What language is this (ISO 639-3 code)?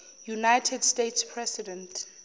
zul